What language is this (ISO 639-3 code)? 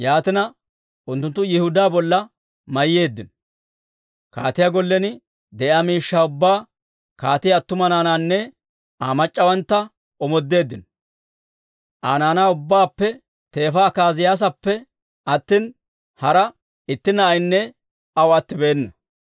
dwr